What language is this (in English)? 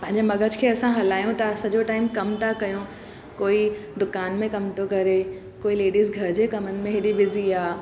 Sindhi